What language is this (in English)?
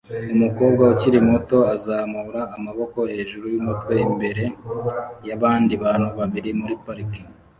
Kinyarwanda